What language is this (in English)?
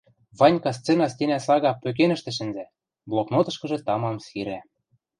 Western Mari